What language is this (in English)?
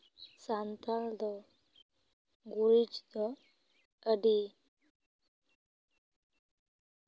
Santali